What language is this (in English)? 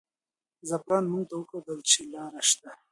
Pashto